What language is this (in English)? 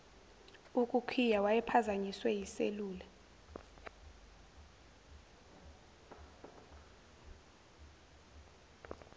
Zulu